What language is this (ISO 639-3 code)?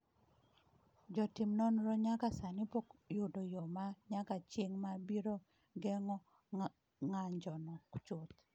luo